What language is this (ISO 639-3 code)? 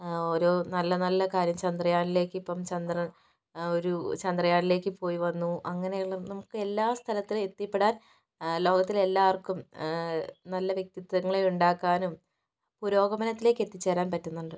mal